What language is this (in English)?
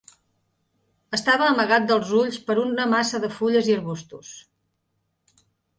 Catalan